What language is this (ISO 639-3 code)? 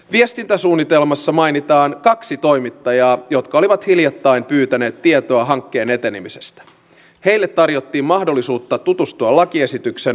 fin